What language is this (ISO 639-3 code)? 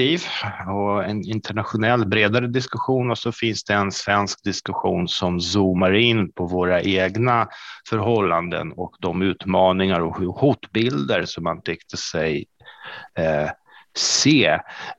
swe